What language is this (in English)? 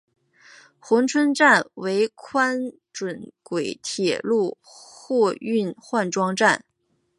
Chinese